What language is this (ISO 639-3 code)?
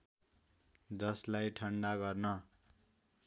nep